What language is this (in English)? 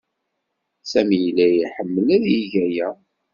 Kabyle